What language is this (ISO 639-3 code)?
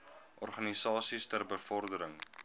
afr